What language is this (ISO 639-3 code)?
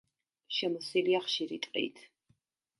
kat